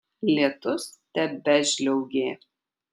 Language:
Lithuanian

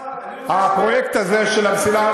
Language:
Hebrew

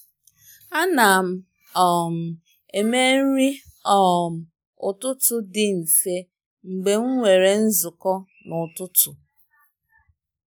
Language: Igbo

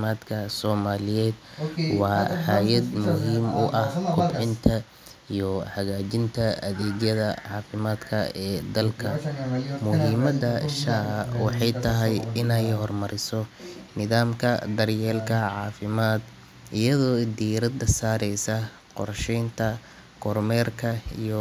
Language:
Somali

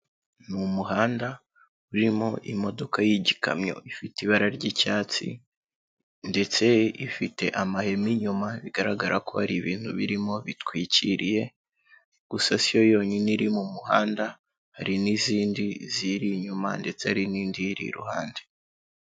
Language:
Kinyarwanda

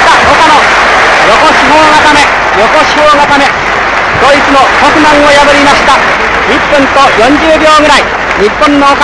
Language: Japanese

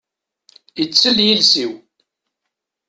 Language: Kabyle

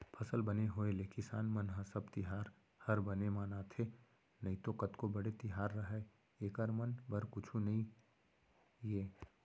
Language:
Chhattisgarhi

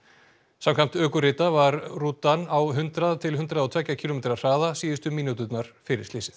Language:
Icelandic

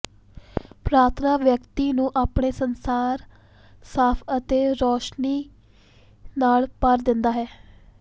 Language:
Punjabi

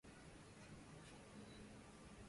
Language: Swahili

